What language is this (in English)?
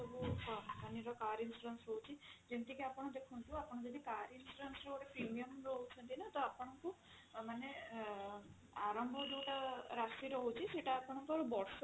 Odia